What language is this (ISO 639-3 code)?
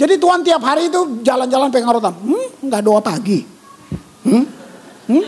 ind